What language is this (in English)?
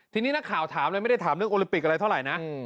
Thai